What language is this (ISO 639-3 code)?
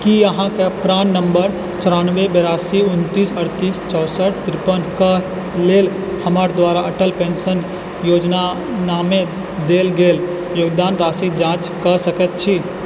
mai